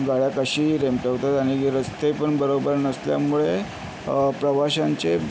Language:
Marathi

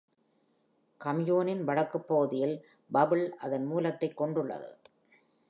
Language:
Tamil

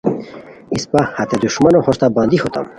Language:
Khowar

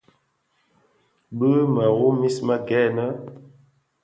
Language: Bafia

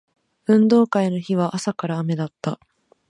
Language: Japanese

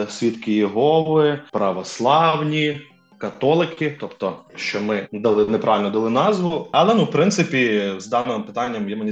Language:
Ukrainian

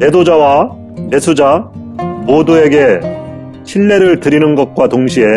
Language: Korean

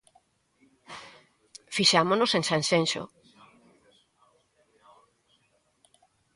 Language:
Galician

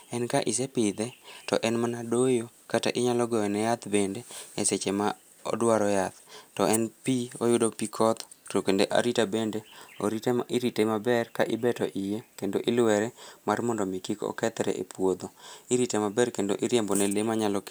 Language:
Luo (Kenya and Tanzania)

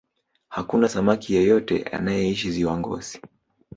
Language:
Swahili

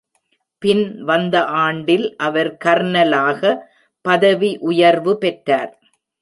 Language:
Tamil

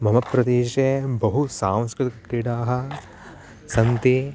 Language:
Sanskrit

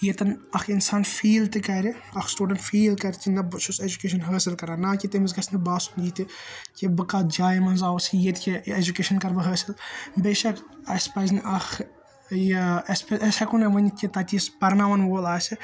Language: Kashmiri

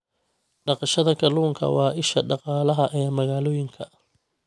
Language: Somali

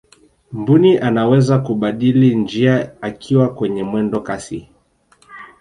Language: Swahili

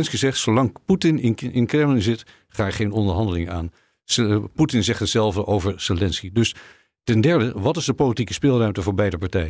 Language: Dutch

